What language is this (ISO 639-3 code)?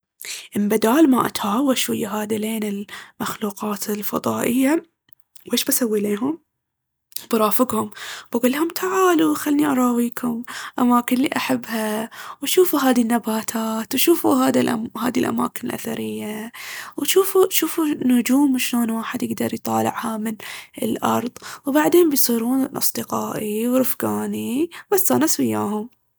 abv